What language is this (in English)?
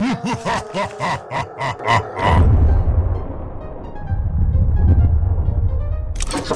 English